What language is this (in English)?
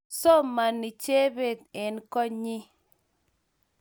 Kalenjin